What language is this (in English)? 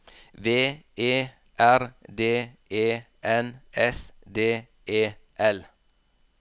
Norwegian